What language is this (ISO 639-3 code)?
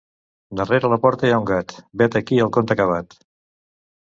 cat